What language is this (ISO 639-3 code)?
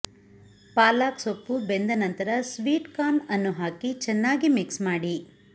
kan